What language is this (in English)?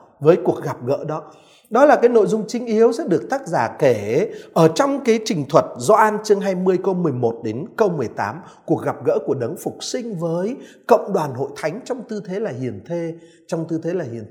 Vietnamese